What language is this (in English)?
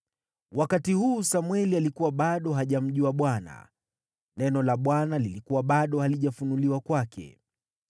Swahili